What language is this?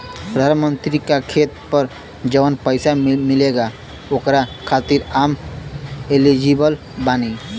Bhojpuri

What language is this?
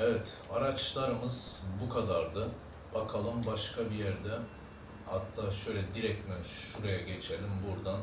Turkish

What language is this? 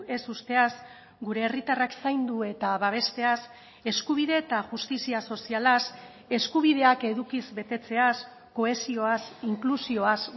Basque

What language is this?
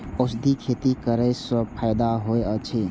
Maithili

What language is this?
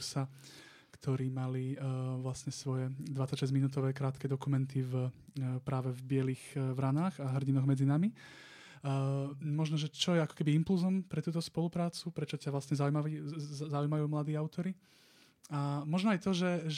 Slovak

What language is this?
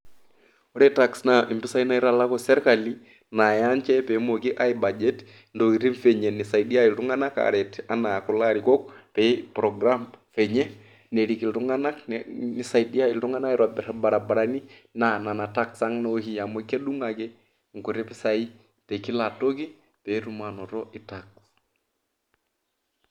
Masai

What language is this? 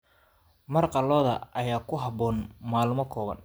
Somali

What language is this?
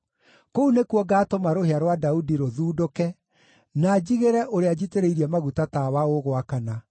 Kikuyu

